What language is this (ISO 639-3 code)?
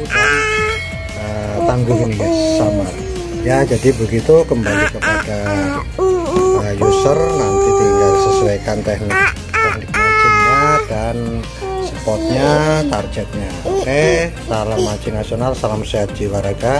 ind